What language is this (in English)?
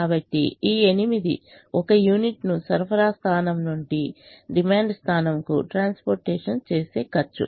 Telugu